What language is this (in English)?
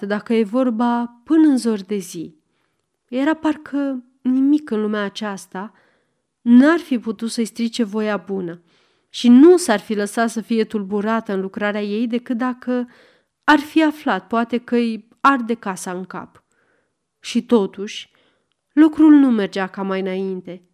Romanian